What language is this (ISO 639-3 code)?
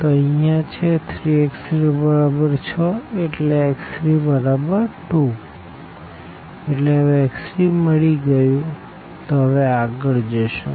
guj